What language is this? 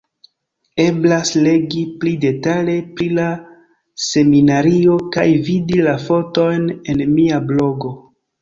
Esperanto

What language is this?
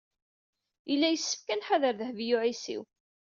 Kabyle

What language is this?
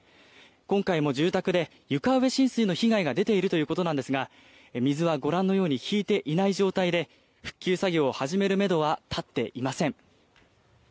Japanese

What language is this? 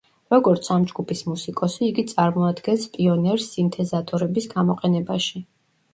Georgian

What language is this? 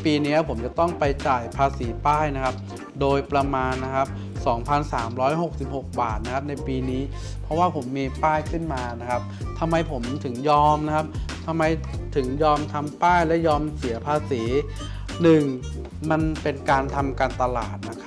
Thai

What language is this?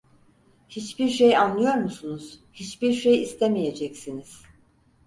Turkish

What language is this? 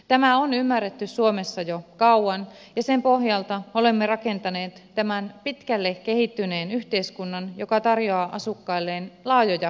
Finnish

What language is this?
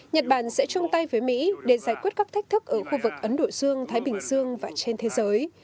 Vietnamese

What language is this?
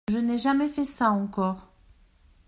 French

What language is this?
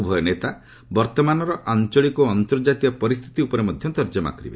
Odia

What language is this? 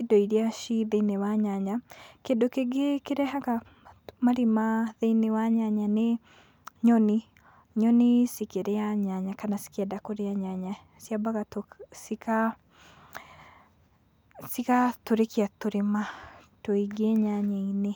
Kikuyu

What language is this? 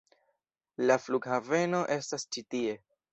Esperanto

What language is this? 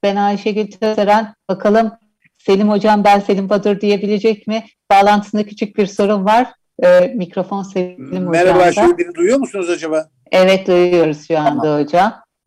Turkish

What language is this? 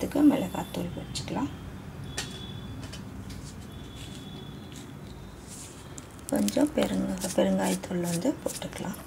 Spanish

